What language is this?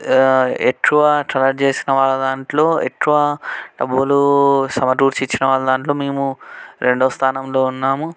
Telugu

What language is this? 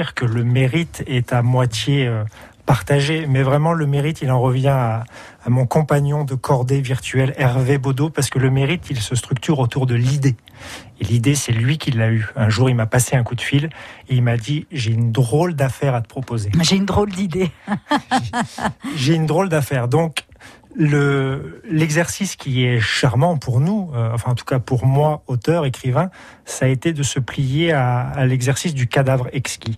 French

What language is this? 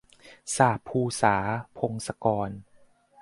Thai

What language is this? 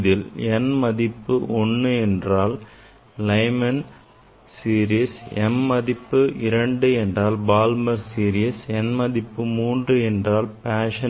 Tamil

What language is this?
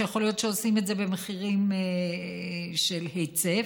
Hebrew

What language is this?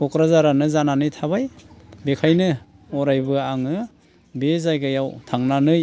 Bodo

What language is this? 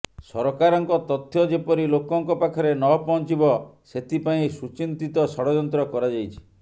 Odia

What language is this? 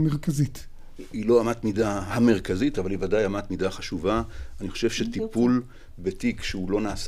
Hebrew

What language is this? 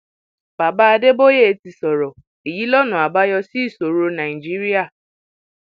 Yoruba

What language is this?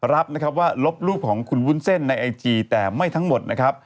Thai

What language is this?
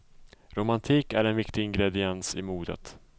Swedish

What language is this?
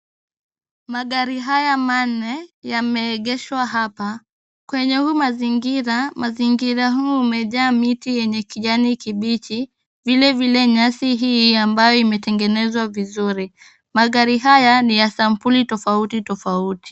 Swahili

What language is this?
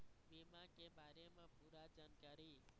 Chhattisgarhi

